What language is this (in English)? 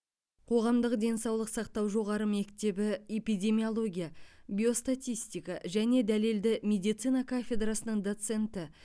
Kazakh